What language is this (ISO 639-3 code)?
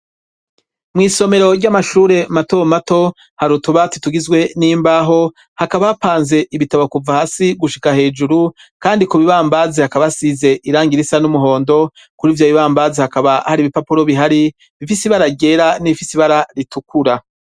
run